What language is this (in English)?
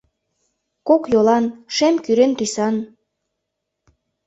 Mari